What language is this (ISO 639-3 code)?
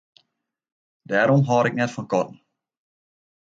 fry